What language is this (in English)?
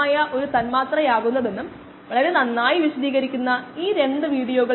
Malayalam